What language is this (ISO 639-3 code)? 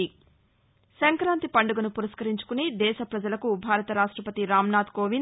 tel